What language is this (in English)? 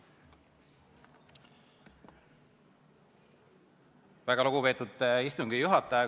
Estonian